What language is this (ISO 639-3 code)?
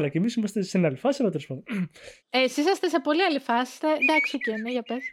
ell